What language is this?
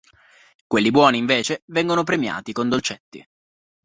Italian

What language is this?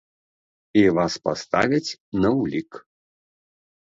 Belarusian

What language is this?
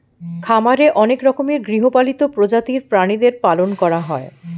Bangla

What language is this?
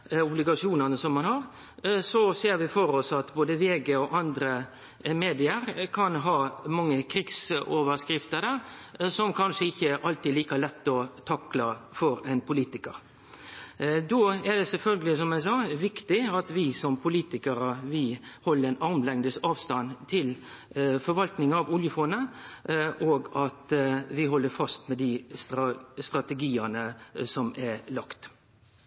Norwegian Nynorsk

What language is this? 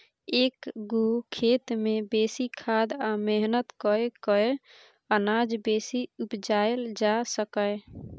Maithili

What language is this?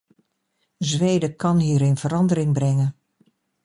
Dutch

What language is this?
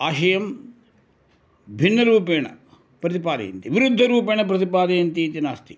Sanskrit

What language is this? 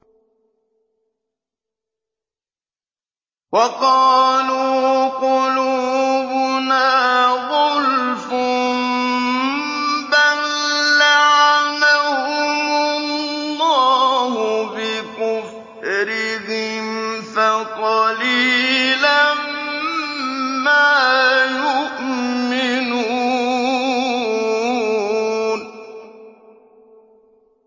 Arabic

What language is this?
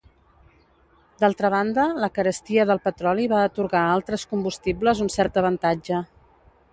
Catalan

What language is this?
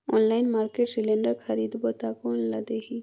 Chhattisgarhi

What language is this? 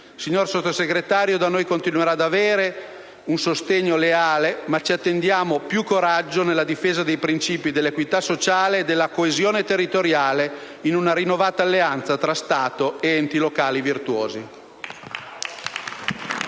Italian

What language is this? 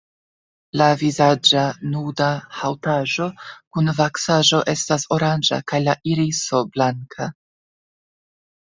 Esperanto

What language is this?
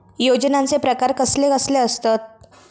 Marathi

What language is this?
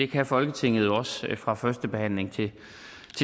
Danish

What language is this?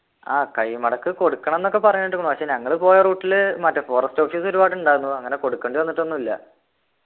Malayalam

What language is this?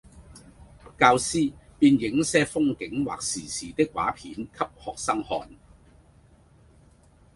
Cantonese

